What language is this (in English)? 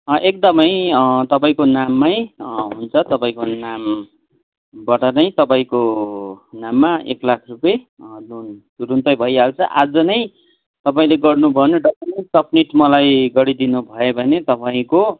Nepali